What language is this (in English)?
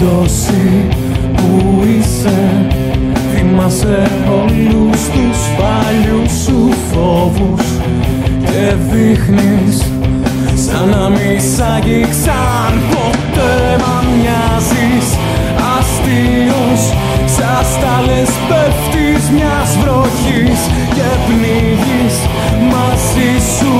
Greek